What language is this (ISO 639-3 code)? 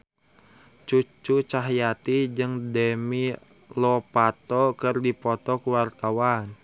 sun